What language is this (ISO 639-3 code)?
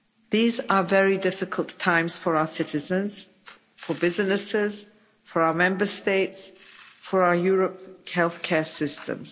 eng